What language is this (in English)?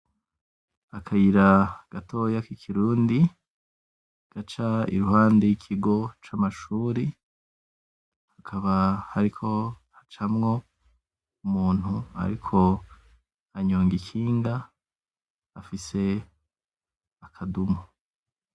Rundi